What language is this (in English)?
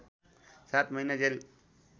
Nepali